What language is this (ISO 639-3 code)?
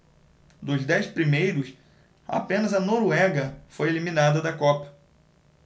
por